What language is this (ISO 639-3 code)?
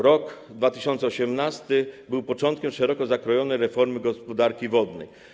pol